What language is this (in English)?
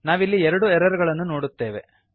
Kannada